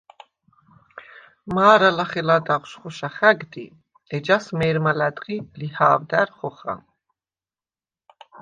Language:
Svan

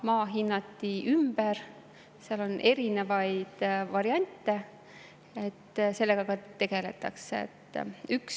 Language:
Estonian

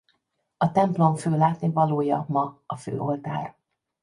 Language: Hungarian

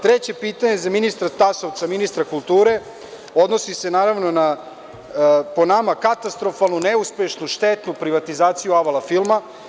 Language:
Serbian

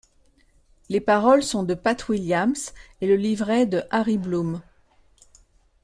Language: French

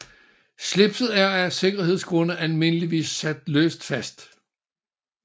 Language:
Danish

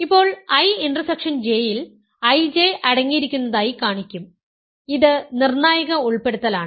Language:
Malayalam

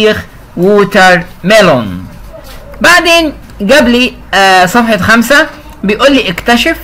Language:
Arabic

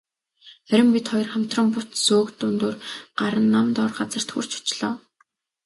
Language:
Mongolian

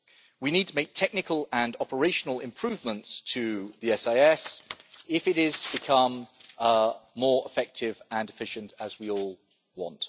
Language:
English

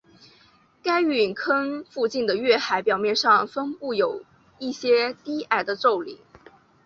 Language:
Chinese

